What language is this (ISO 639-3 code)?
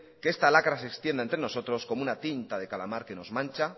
spa